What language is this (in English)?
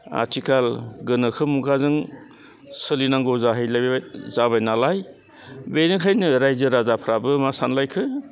Bodo